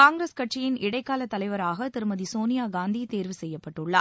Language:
Tamil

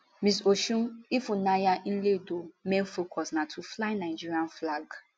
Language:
Nigerian Pidgin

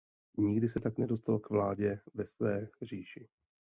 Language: Czech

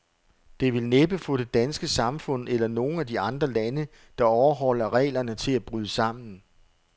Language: Danish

